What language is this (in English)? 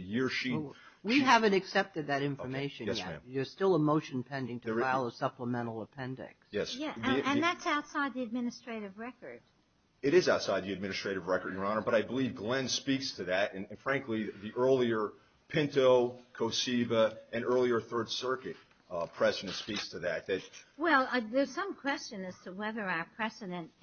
English